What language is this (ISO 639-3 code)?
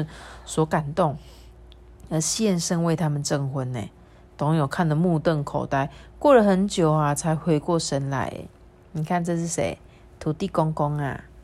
zho